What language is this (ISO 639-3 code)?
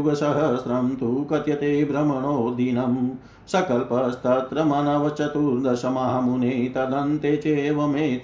hin